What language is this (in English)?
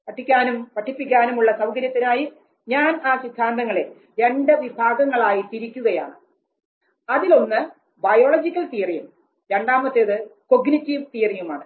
Malayalam